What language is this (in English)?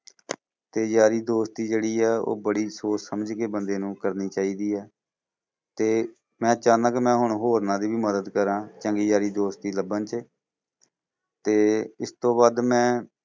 Punjabi